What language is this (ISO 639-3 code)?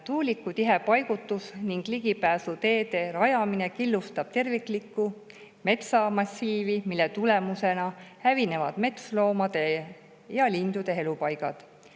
est